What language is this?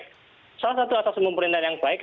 Indonesian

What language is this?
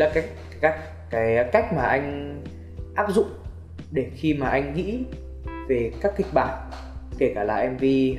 Vietnamese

